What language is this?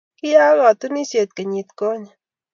Kalenjin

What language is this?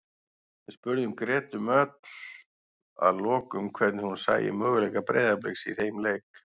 Icelandic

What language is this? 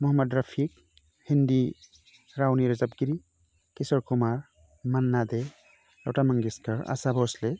Bodo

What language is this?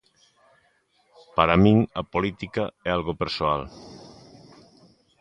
Galician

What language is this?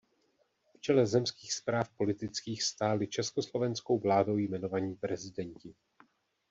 Czech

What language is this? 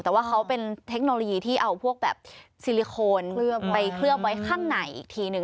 Thai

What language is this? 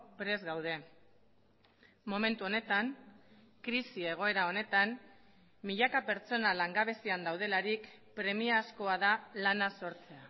Basque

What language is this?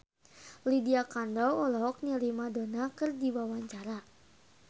Sundanese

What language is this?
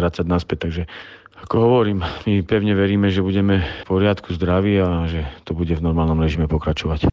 Slovak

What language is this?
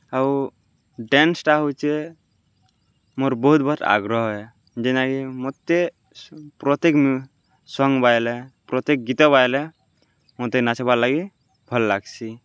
Odia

